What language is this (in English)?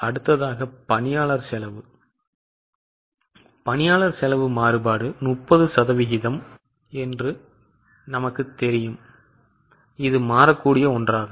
Tamil